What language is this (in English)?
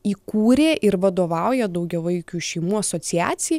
Lithuanian